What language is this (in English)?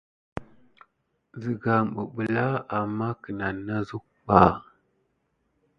Gidar